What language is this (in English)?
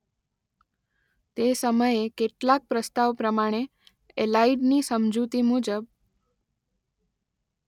Gujarati